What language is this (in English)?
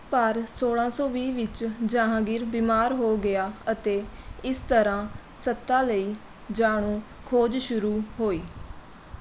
Punjabi